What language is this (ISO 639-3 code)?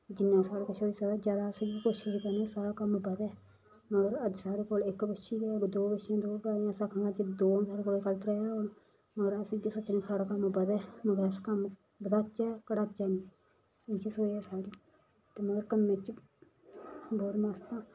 doi